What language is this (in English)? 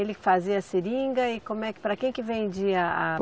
Portuguese